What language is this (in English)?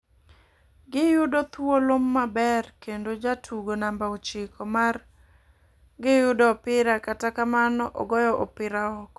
Luo (Kenya and Tanzania)